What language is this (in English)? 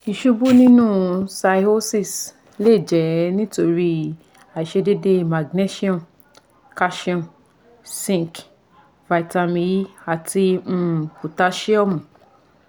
Yoruba